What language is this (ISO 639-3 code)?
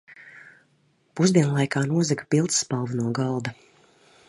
lav